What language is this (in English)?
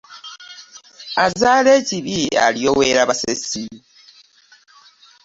Ganda